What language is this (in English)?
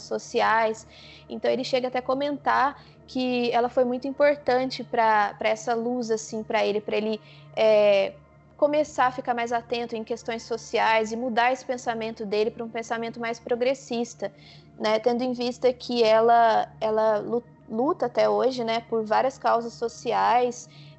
Portuguese